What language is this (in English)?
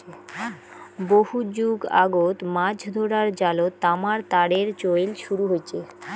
Bangla